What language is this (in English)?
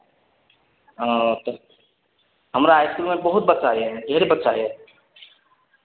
Maithili